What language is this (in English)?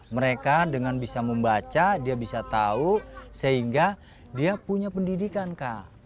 Indonesian